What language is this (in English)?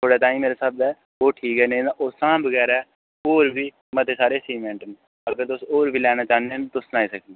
Dogri